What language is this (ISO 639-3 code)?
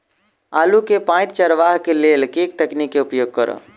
mai